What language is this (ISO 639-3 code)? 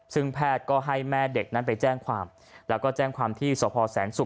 tha